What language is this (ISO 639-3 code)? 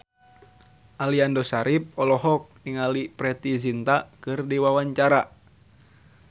sun